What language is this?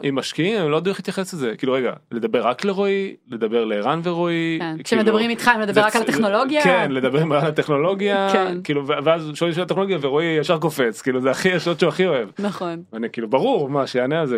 Hebrew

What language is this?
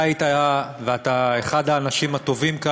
Hebrew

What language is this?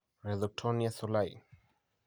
Kalenjin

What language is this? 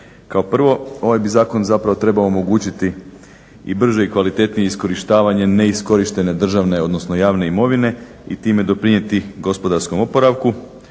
Croatian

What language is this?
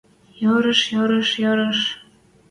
Western Mari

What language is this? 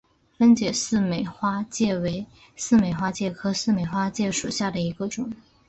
Chinese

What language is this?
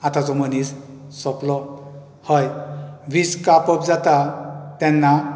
Konkani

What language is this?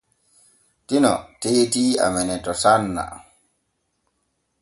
Borgu Fulfulde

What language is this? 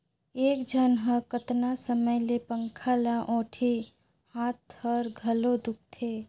Chhattisgarhi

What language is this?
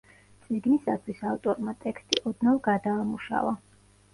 Georgian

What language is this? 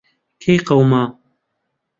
Central Kurdish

